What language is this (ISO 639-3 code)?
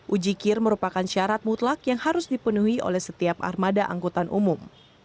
ind